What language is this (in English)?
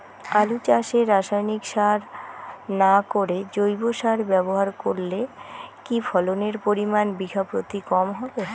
Bangla